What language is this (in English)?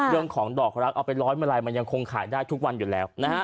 Thai